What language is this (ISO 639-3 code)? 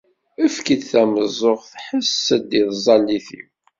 kab